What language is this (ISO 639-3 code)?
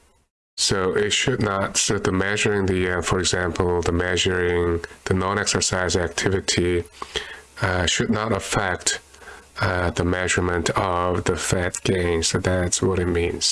eng